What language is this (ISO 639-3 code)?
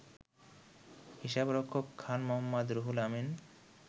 ben